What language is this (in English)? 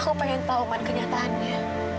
Indonesian